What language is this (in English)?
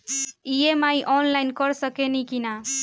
Bhojpuri